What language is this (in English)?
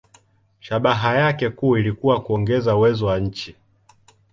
Swahili